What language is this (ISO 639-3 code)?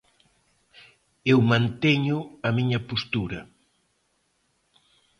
glg